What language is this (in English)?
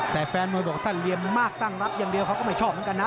Thai